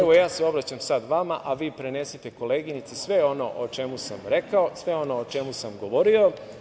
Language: Serbian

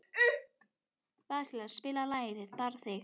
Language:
Icelandic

